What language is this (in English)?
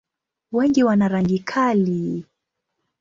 Swahili